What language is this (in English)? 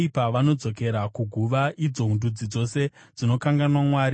Shona